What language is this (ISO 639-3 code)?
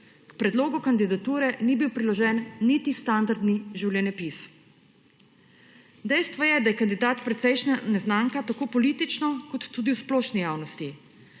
slv